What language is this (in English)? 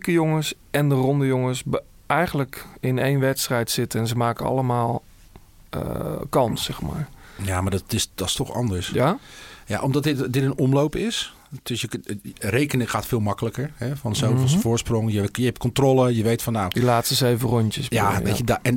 Dutch